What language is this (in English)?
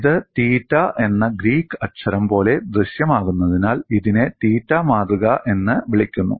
Malayalam